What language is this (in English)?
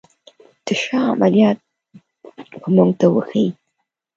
Pashto